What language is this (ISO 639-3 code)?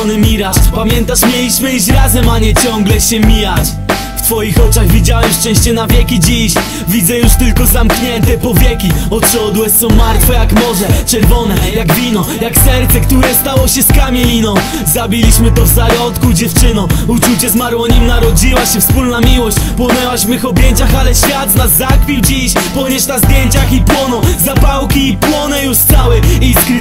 pol